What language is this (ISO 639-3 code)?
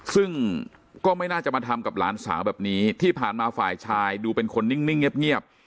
tha